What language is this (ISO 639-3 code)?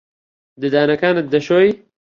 ckb